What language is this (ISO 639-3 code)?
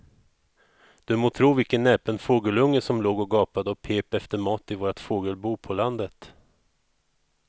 swe